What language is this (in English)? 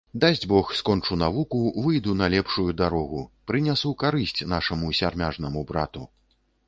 Belarusian